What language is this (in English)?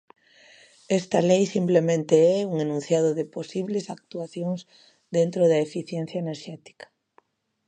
Galician